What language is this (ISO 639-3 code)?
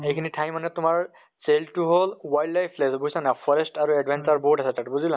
asm